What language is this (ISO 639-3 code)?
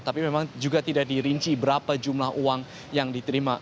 ind